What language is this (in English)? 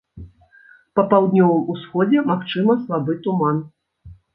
Belarusian